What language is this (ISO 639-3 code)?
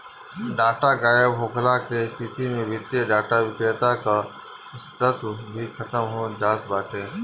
bho